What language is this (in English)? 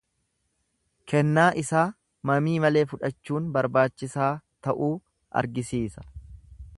Oromo